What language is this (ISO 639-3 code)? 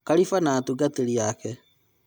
kik